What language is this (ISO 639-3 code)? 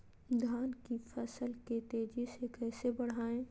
mag